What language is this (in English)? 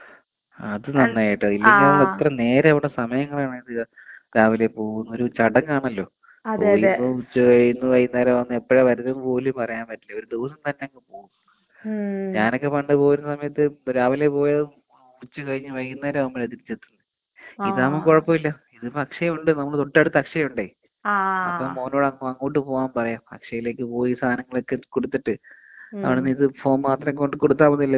Malayalam